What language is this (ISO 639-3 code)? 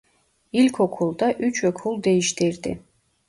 tur